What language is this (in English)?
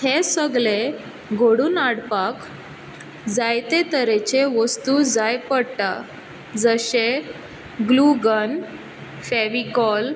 Konkani